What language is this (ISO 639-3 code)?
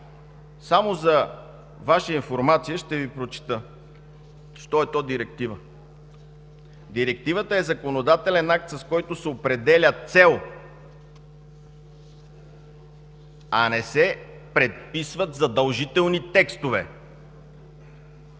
bul